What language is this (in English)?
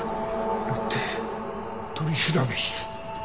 Japanese